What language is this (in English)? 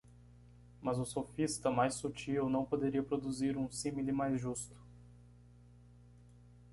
Portuguese